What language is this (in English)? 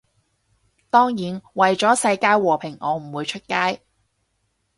Cantonese